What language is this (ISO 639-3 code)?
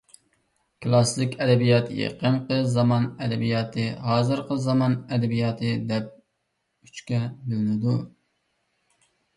uig